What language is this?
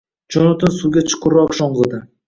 Uzbek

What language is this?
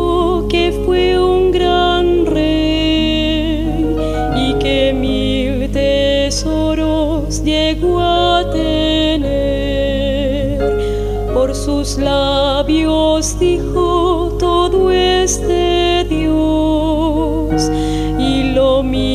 Romanian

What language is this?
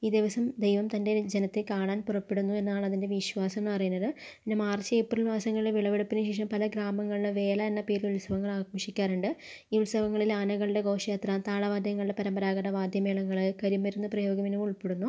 Malayalam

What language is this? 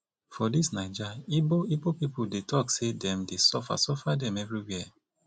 Nigerian Pidgin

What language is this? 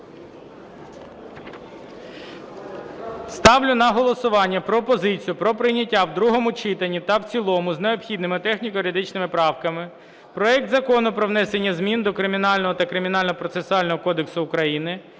Ukrainian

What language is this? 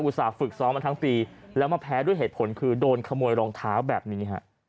Thai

